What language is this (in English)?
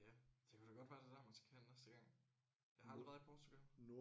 Danish